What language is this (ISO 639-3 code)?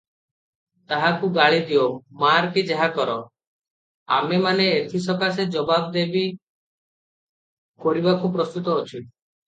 ori